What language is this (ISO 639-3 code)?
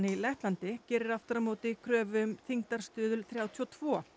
isl